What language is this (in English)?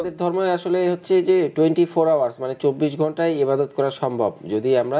Bangla